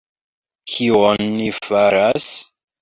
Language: Esperanto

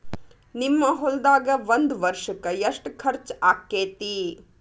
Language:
Kannada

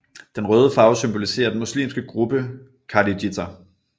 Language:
Danish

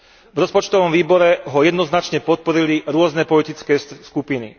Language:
Slovak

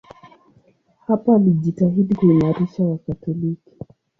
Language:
Swahili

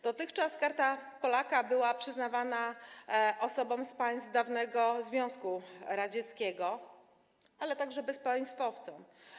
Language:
Polish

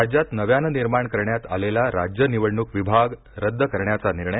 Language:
Marathi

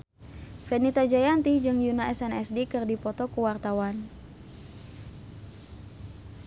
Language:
Sundanese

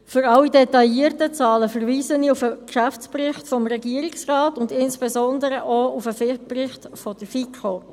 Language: Swiss German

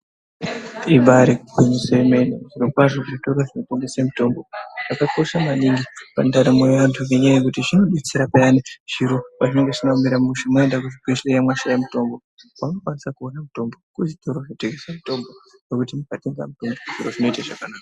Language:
Ndau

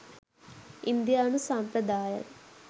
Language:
Sinhala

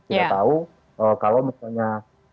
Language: Indonesian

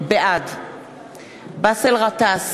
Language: Hebrew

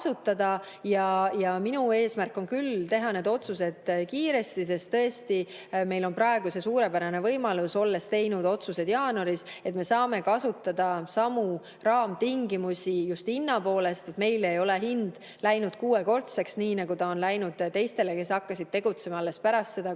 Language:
Estonian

